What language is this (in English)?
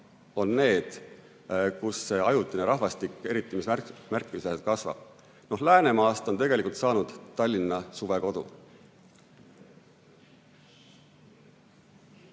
Estonian